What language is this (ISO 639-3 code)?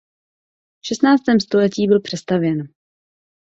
ces